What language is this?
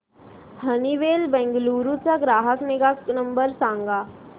Marathi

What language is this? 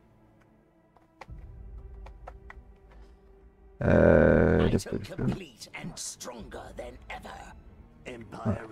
French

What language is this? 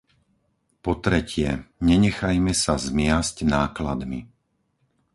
Slovak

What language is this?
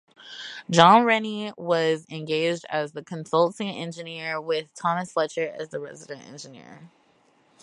English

